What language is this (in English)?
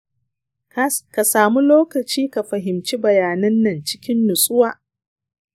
Hausa